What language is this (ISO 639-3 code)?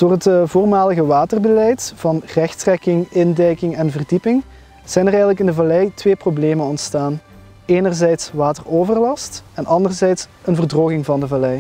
nld